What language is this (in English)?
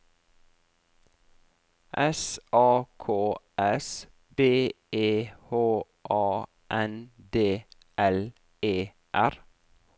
Norwegian